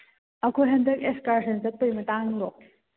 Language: Manipuri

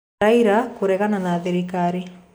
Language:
Kikuyu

